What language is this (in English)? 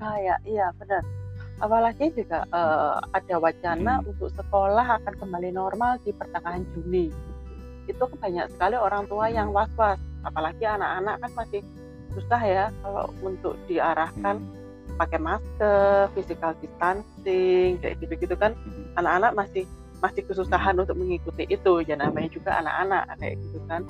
Indonesian